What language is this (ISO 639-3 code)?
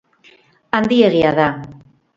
eus